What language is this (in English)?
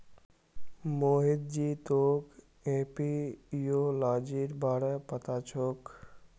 Magahi